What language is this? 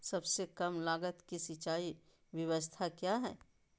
Magahi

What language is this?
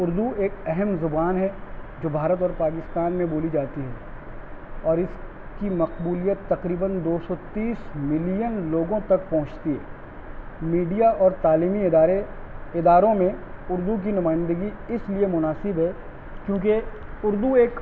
Urdu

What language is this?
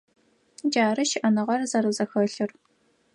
Adyghe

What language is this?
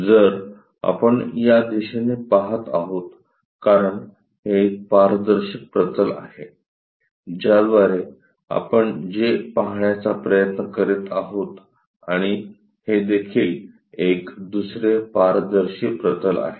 Marathi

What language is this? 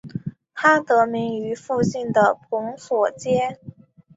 Chinese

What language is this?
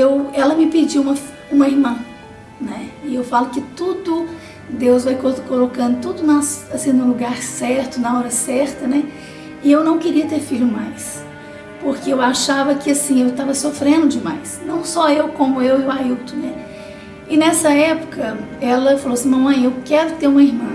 Portuguese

